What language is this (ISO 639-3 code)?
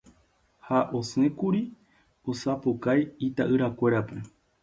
grn